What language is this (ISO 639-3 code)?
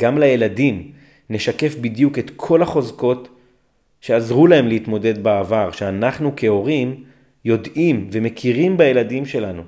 heb